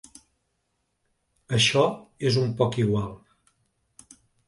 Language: Catalan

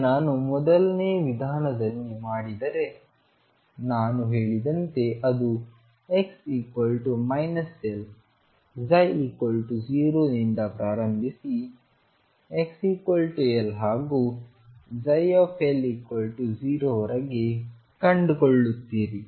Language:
Kannada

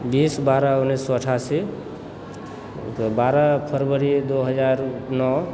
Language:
Maithili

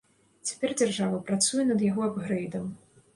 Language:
Belarusian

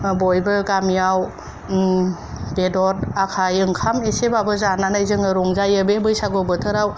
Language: Bodo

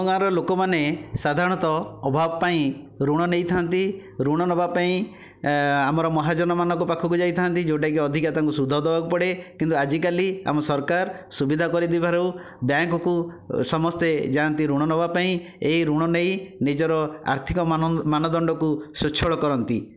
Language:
Odia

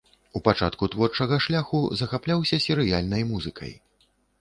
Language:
Belarusian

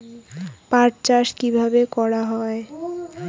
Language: Bangla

